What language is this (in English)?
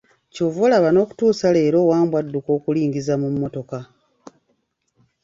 Ganda